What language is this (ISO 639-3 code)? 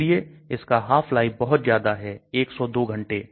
hin